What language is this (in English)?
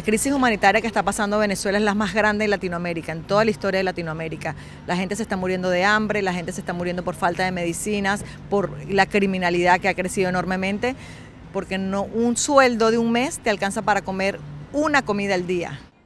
Dutch